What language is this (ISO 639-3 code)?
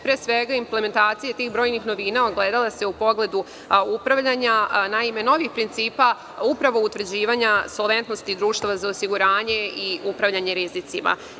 srp